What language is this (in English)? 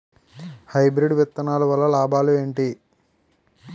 Telugu